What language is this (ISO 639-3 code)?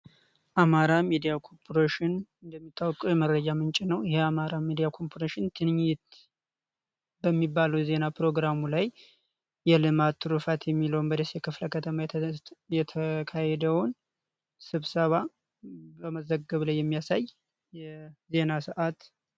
amh